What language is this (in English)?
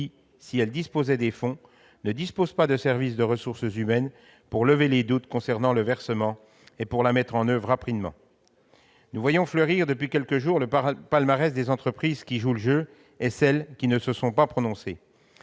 French